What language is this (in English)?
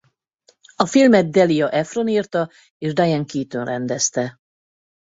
Hungarian